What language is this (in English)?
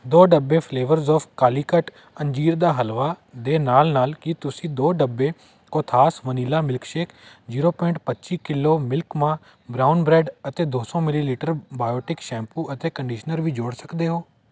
Punjabi